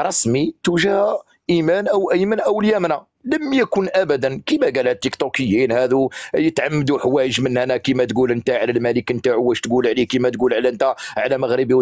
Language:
Arabic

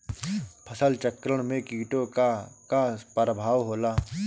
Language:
Bhojpuri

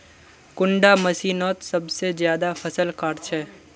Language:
Magahi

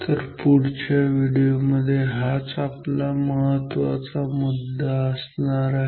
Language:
Marathi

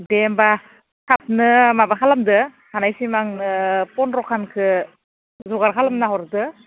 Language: Bodo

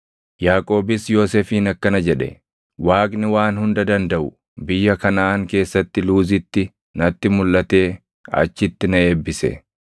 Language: Oromo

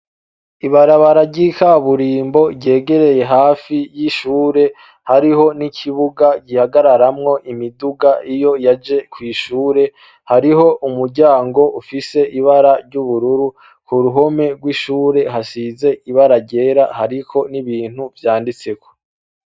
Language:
Rundi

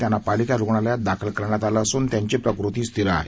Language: Marathi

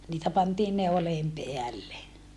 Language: Finnish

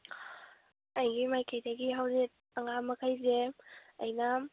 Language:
Manipuri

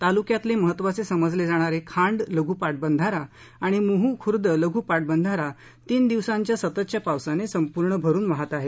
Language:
Marathi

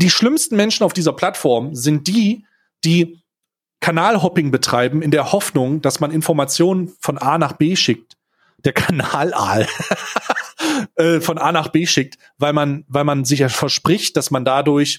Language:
German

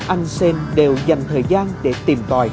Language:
Vietnamese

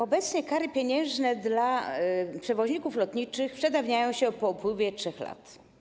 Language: Polish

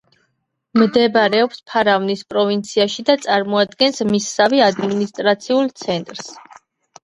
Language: Georgian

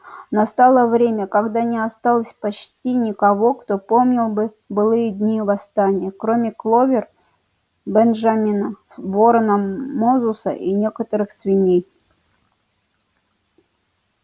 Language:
Russian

